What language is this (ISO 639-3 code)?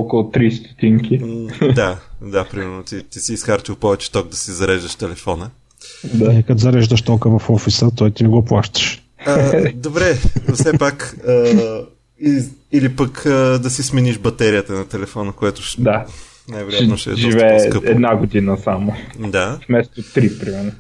bul